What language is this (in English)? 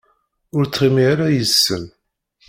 Kabyle